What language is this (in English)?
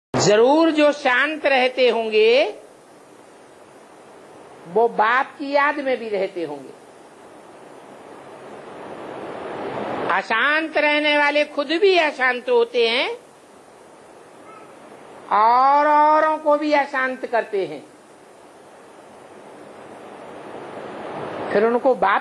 Hindi